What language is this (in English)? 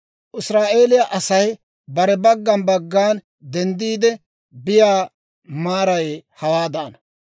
Dawro